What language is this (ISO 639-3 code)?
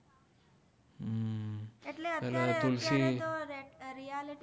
guj